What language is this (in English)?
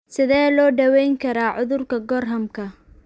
Somali